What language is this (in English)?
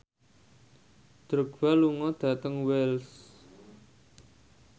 Javanese